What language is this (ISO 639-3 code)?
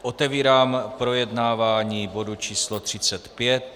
ces